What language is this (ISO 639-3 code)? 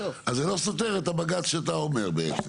heb